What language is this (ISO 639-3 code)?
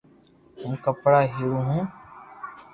lrk